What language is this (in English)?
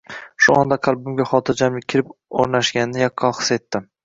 Uzbek